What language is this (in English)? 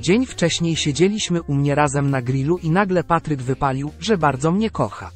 Polish